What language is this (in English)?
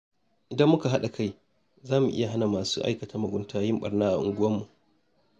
Hausa